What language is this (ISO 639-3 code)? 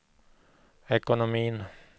swe